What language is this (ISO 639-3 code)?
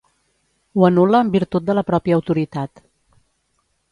cat